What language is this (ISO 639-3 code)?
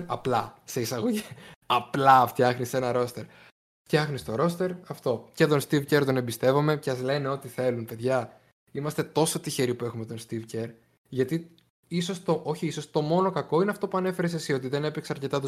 ell